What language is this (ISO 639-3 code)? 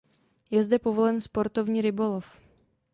ces